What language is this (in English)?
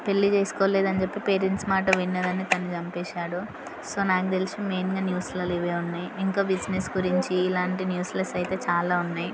Telugu